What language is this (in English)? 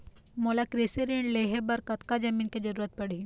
Chhattisgarhi